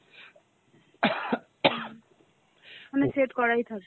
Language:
Bangla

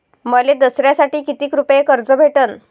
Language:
Marathi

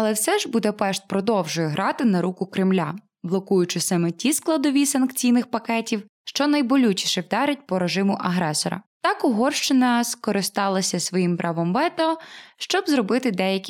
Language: Ukrainian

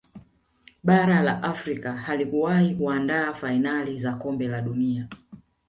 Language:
Swahili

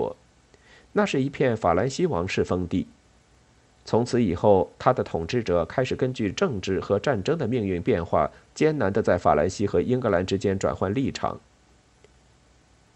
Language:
Chinese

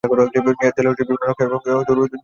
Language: Bangla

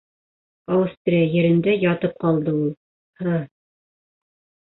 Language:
Bashkir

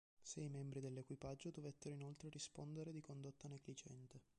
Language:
Italian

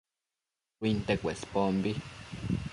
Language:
Matsés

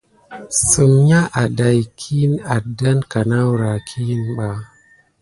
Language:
Gidar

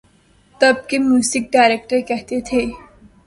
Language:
Urdu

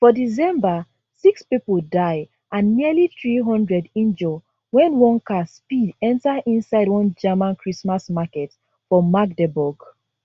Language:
Nigerian Pidgin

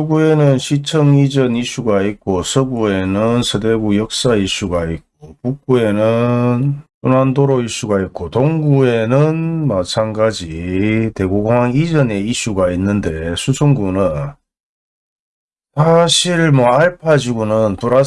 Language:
Korean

